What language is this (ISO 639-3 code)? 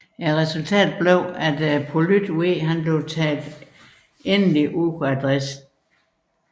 dan